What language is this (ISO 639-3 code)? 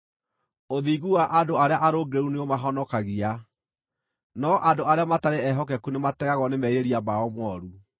kik